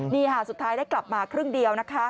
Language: Thai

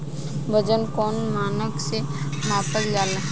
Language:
Bhojpuri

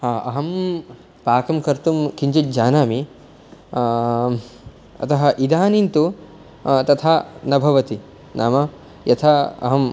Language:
Sanskrit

